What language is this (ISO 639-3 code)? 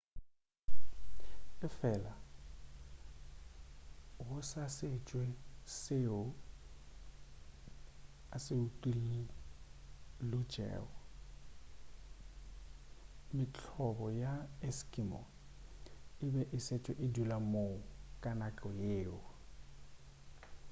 nso